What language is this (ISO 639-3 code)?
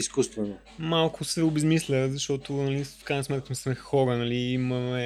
bul